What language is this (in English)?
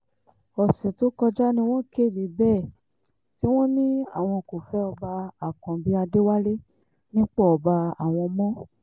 Yoruba